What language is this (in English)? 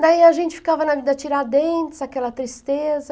Portuguese